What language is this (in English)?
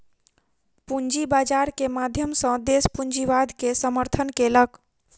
Maithili